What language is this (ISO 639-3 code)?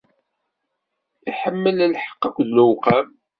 kab